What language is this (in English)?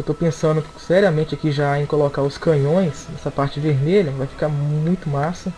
Portuguese